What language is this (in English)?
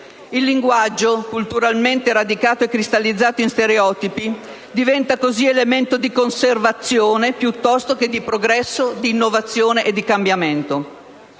Italian